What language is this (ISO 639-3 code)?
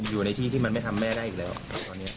tha